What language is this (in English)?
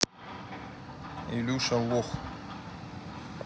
Russian